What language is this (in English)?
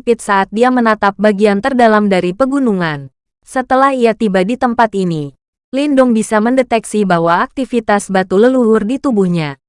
Indonesian